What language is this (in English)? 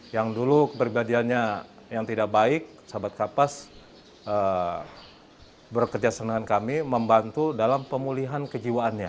Indonesian